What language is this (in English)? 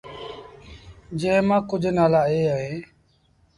Sindhi Bhil